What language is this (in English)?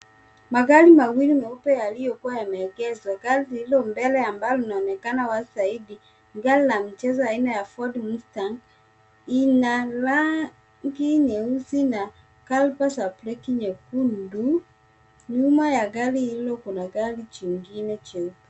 Swahili